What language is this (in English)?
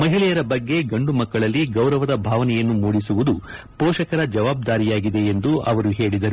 Kannada